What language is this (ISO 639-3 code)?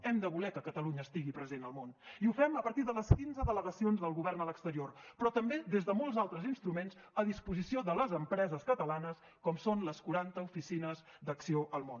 cat